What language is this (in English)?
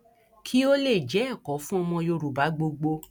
Yoruba